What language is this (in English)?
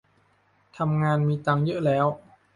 Thai